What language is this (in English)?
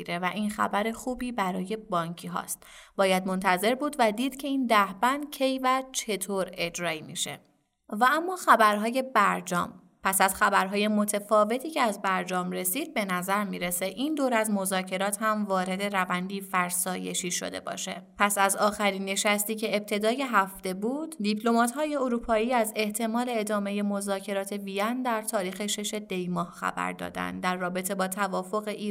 Persian